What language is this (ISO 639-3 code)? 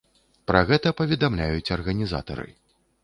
bel